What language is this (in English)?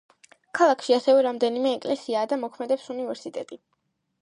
Georgian